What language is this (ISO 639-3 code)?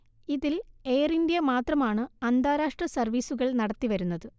mal